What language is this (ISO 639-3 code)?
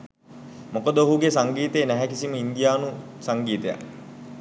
sin